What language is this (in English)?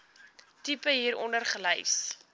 Afrikaans